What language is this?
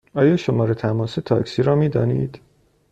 Persian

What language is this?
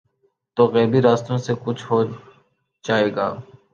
Urdu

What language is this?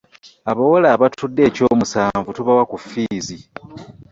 Ganda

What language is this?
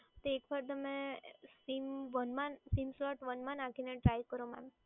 Gujarati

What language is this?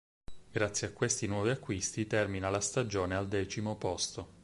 Italian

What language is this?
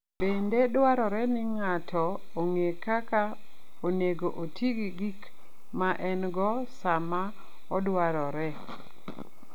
Luo (Kenya and Tanzania)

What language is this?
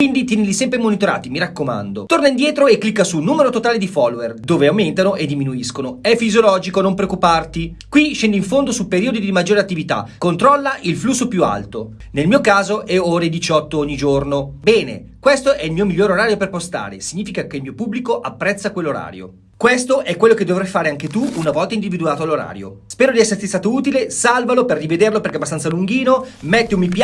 Italian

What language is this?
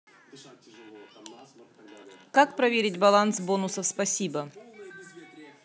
Russian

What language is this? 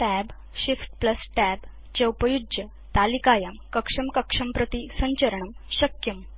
Sanskrit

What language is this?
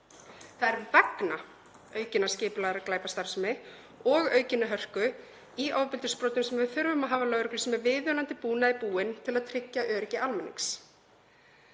Icelandic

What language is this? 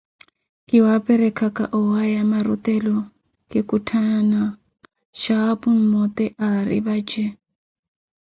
Koti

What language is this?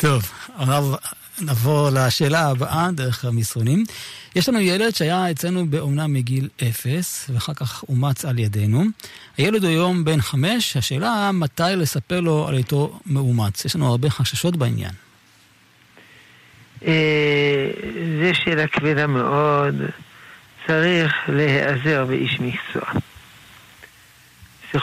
Hebrew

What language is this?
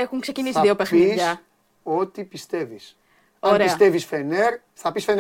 Greek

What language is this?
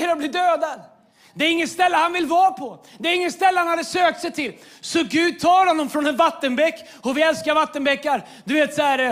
Swedish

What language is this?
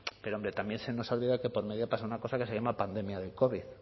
Spanish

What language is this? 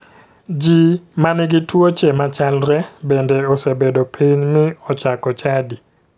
Luo (Kenya and Tanzania)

